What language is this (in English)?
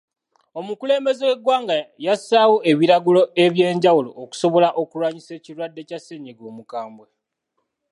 Ganda